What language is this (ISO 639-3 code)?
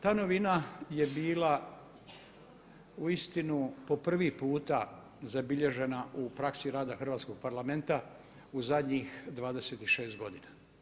hrv